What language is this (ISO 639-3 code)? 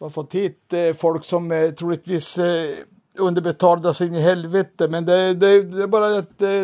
swe